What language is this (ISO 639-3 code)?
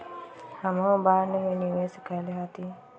mag